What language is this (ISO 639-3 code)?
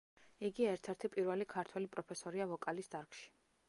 kat